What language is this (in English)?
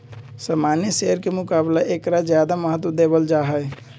Magahi